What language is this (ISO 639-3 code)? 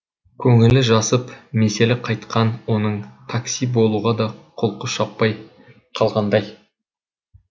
kaz